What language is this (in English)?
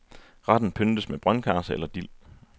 Danish